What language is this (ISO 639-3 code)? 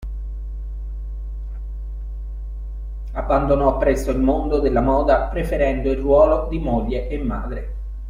ita